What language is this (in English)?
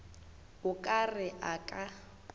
Northern Sotho